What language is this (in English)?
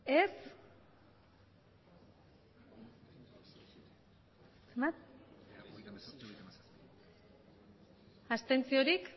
Basque